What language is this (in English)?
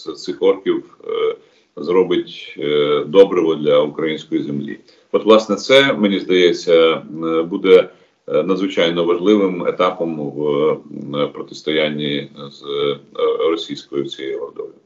Ukrainian